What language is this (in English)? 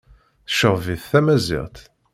Kabyle